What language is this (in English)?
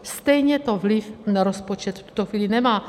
Czech